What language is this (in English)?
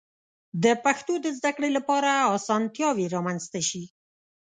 Pashto